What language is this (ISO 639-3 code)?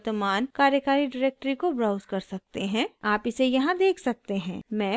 hin